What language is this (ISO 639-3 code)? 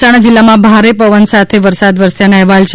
guj